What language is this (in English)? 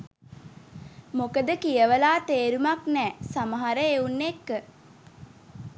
Sinhala